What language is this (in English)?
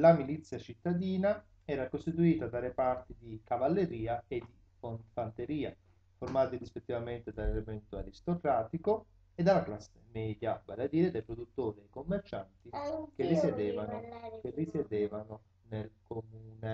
Italian